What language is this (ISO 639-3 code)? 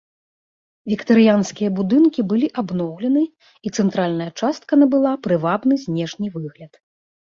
bel